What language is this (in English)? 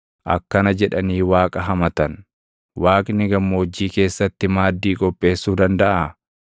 Oromo